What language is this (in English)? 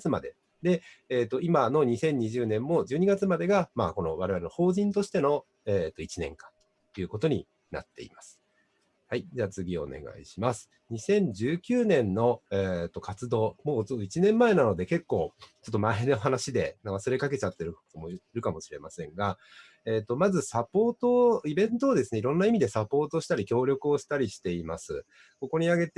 Japanese